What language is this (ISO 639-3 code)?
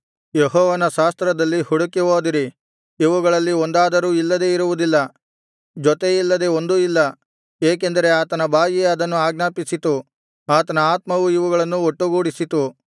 kan